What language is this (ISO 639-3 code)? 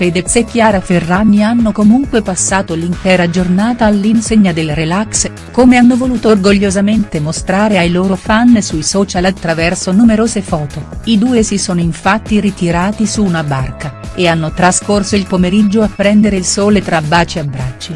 ita